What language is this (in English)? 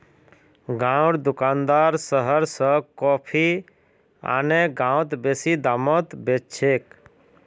Magahi